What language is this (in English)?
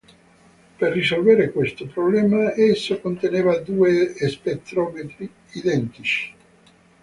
Italian